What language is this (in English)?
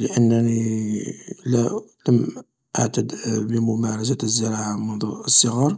Algerian Arabic